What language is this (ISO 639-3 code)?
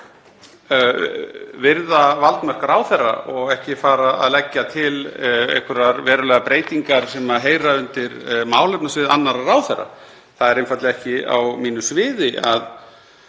isl